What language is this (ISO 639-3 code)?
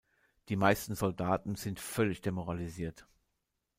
deu